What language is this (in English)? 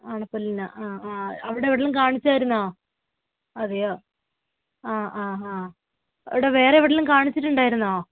Malayalam